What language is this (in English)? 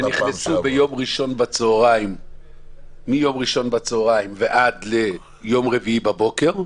Hebrew